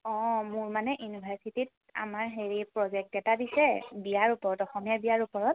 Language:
Assamese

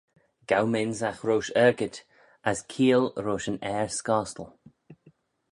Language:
Manx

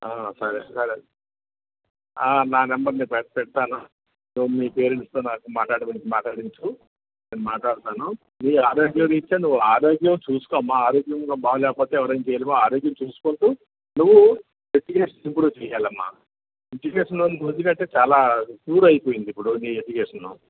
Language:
Telugu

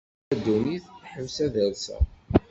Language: Kabyle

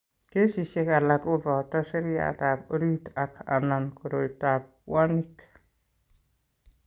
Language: Kalenjin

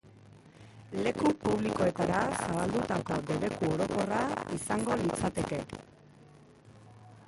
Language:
Basque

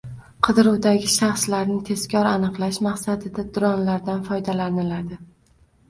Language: Uzbek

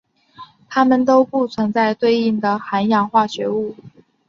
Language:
Chinese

